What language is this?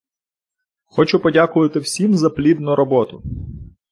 Ukrainian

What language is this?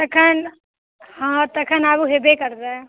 Maithili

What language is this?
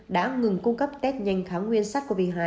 Vietnamese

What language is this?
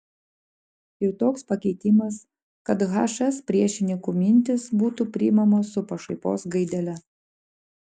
Lithuanian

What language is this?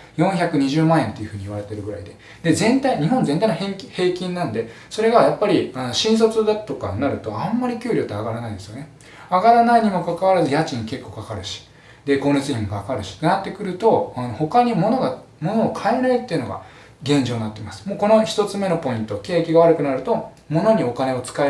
Japanese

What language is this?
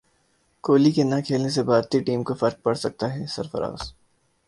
Urdu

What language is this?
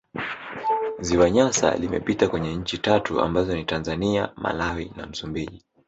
Swahili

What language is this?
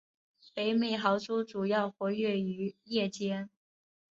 Chinese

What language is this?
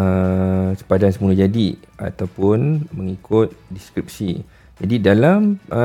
Malay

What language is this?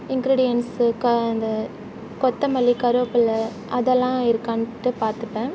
Tamil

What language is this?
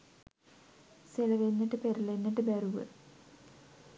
Sinhala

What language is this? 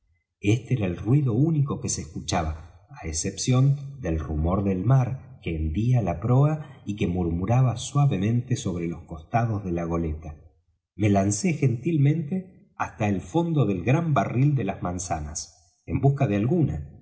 Spanish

